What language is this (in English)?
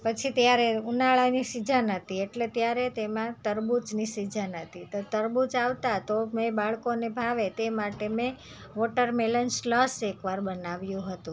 Gujarati